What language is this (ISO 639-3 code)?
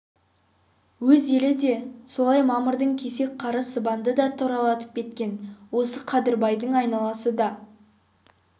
kaz